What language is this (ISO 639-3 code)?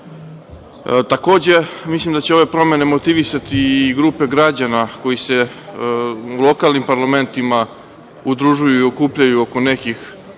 srp